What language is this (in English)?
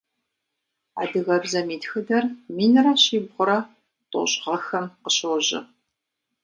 Kabardian